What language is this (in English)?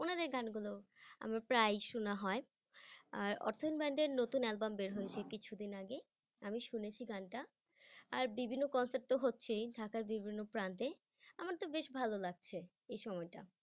Bangla